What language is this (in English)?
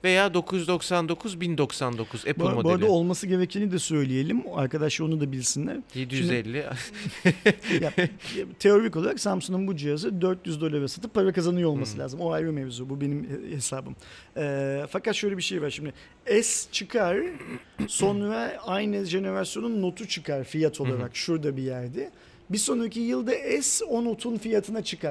Turkish